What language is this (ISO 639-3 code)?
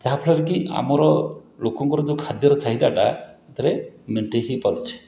ori